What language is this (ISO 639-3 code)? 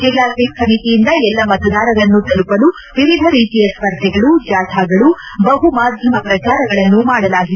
kan